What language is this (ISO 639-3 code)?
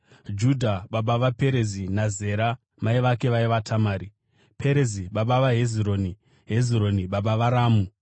sna